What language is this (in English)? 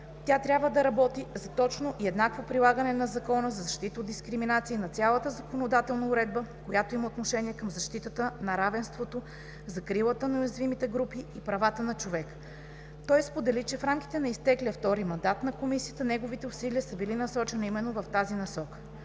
Bulgarian